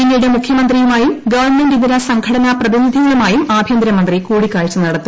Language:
Malayalam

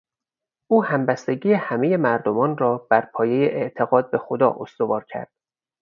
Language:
Persian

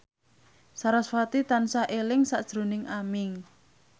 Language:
Javanese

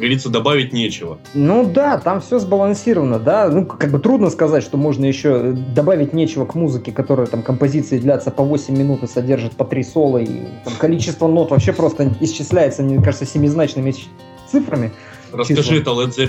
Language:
Russian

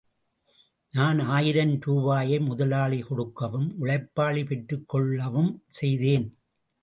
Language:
Tamil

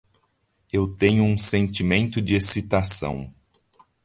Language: Portuguese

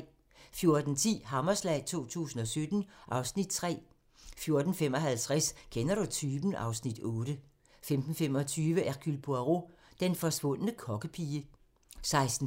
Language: Danish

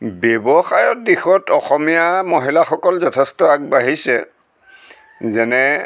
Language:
Assamese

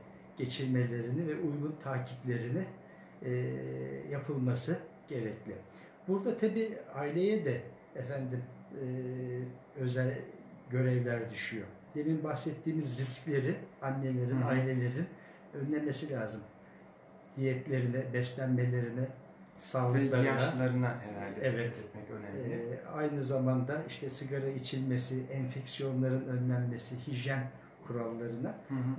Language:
Turkish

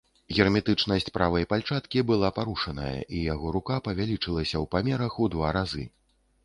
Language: Belarusian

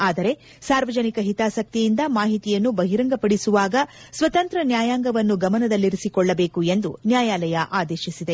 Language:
Kannada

